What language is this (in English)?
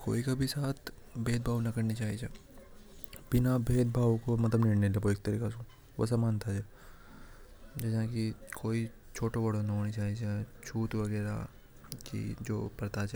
Hadothi